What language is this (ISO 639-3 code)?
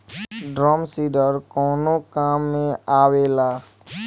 bho